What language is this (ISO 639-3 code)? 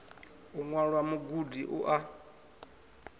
ven